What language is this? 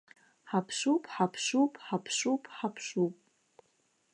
Abkhazian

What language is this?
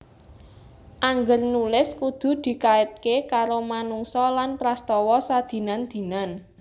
Javanese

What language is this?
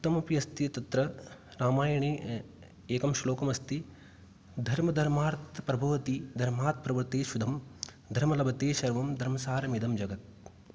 Sanskrit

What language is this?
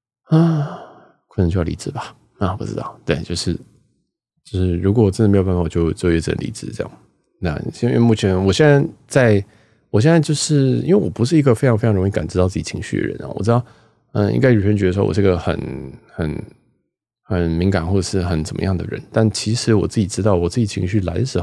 Chinese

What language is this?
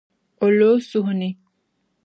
Dagbani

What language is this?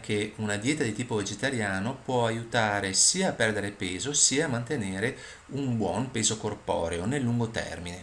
Italian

